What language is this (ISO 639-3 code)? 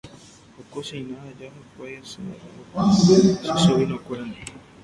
grn